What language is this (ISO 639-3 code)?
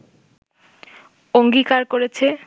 ben